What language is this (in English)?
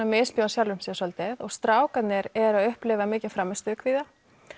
Icelandic